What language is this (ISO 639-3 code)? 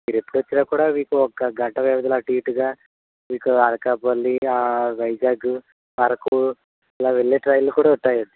tel